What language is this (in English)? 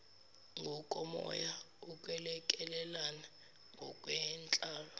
Zulu